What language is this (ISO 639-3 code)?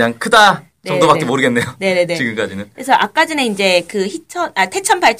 kor